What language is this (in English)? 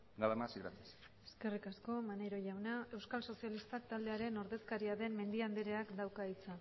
Basque